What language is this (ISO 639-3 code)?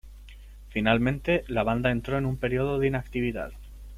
spa